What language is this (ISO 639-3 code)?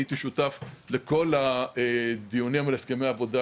heb